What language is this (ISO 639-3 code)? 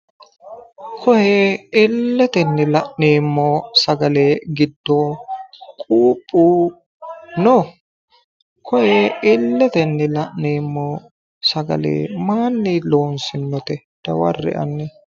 sid